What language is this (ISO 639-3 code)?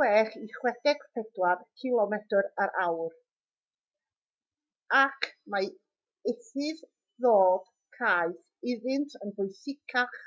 cym